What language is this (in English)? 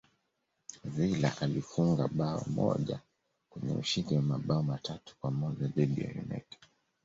Swahili